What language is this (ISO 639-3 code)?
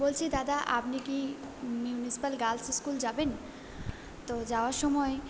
ben